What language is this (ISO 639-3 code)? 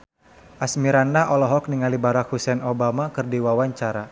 sun